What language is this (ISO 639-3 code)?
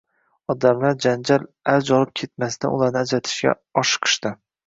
uzb